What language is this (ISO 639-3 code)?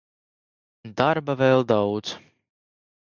lav